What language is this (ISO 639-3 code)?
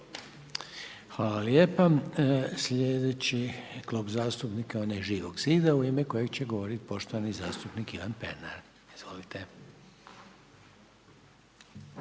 hrv